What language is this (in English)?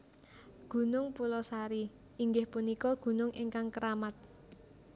Javanese